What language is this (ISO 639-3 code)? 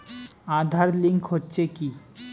ben